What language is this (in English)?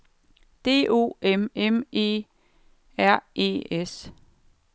Danish